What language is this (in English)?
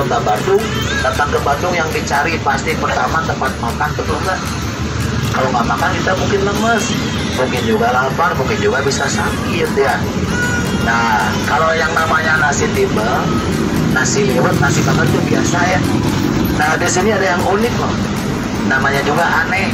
Indonesian